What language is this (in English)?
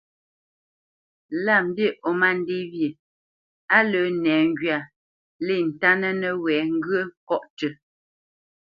Bamenyam